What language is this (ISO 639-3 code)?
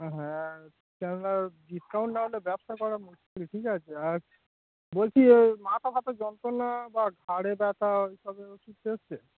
ben